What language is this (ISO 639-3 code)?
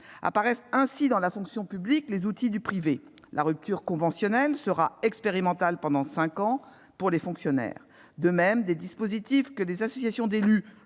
fra